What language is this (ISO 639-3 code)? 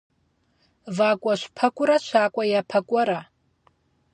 kbd